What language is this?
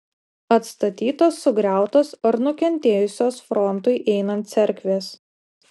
Lithuanian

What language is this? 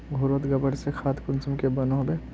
Magahi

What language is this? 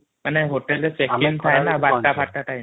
Odia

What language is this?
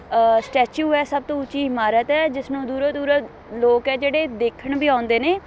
Punjabi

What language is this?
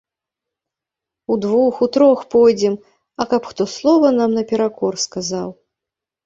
Belarusian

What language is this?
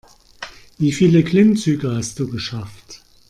German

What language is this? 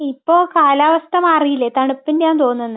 Malayalam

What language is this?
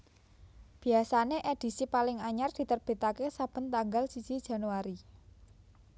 Javanese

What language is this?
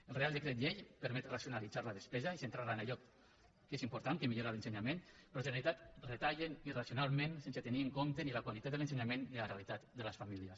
Catalan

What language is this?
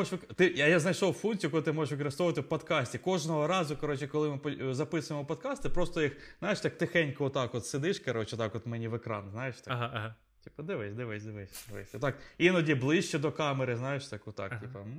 Ukrainian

